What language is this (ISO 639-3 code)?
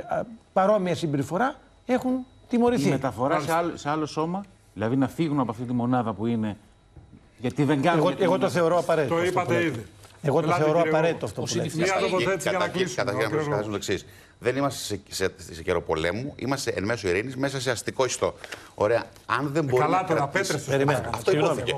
ell